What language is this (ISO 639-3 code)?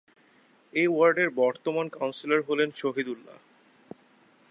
ben